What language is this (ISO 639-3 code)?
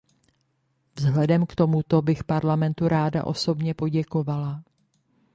ces